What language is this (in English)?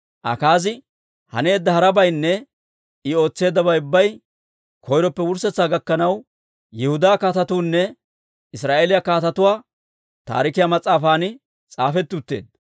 Dawro